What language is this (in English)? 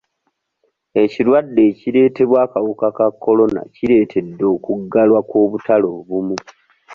Ganda